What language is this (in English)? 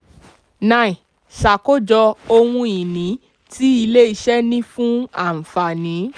Yoruba